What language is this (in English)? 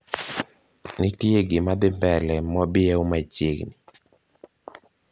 Luo (Kenya and Tanzania)